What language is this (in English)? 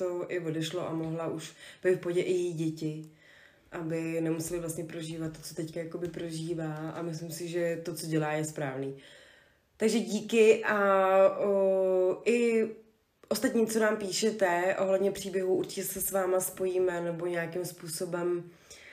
Czech